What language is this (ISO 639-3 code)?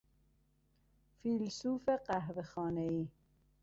fas